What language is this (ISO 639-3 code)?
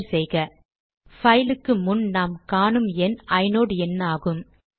tam